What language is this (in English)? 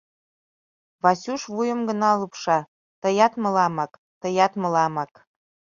Mari